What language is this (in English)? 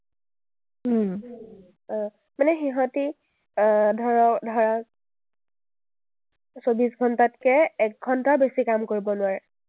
Assamese